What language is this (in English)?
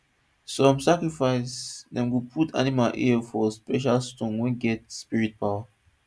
Nigerian Pidgin